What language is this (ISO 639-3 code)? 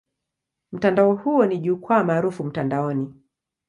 swa